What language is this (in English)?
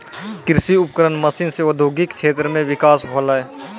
Maithili